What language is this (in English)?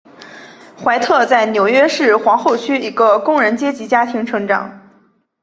Chinese